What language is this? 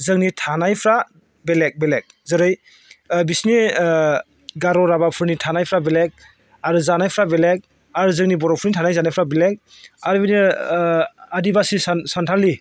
Bodo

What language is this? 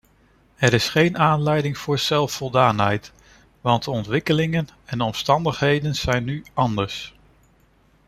Dutch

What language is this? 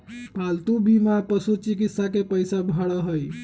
Magahi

